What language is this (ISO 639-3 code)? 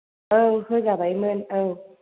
brx